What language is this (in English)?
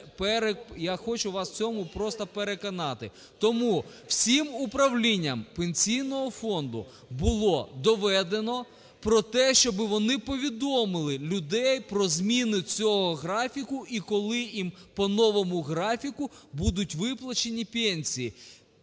Ukrainian